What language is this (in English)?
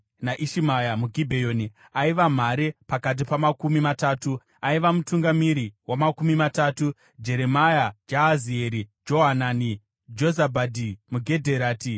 Shona